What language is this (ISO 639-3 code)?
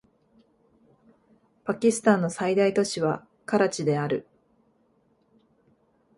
jpn